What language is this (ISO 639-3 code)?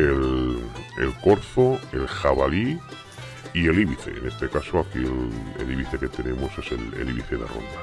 spa